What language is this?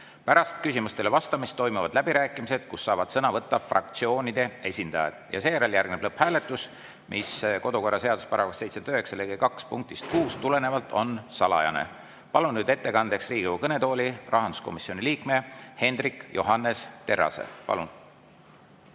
Estonian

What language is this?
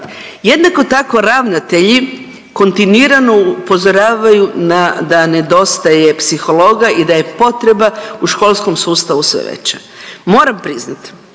Croatian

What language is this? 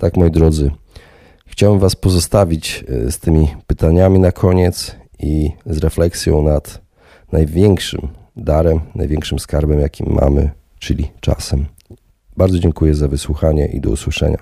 Polish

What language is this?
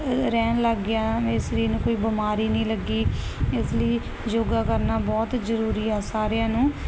Punjabi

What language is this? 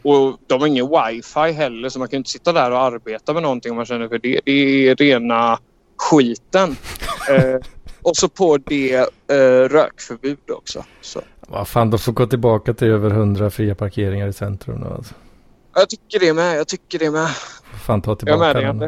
Swedish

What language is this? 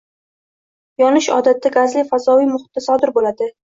Uzbek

